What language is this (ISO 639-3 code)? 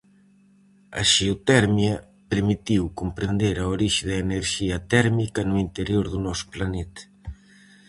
glg